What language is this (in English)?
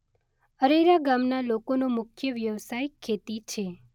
Gujarati